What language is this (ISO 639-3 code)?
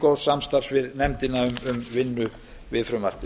isl